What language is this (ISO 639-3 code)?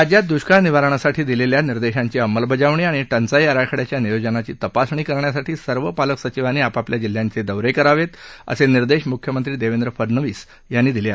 mar